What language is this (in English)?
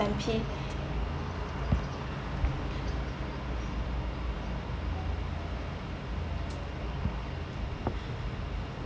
English